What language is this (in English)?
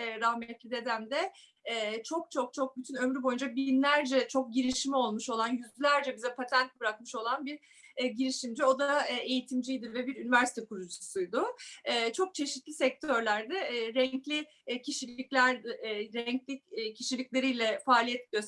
Turkish